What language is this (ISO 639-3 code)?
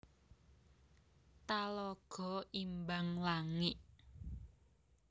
jav